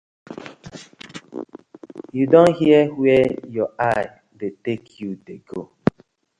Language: Nigerian Pidgin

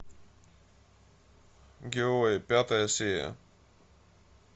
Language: Russian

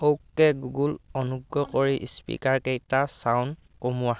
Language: Assamese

